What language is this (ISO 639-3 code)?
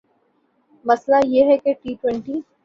urd